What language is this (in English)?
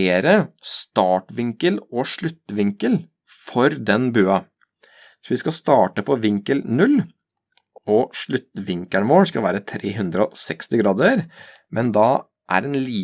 Norwegian